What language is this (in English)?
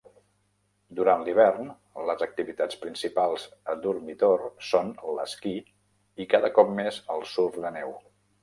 Catalan